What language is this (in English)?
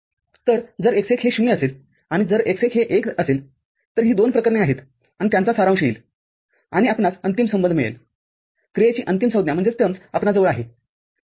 Marathi